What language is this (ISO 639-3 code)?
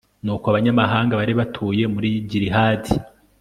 kin